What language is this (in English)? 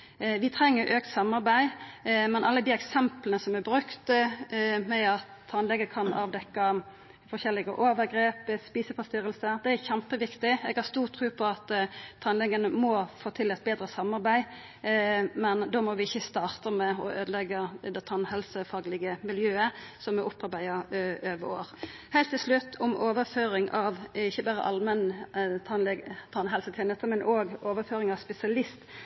Norwegian Nynorsk